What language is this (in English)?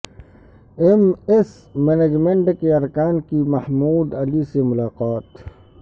Urdu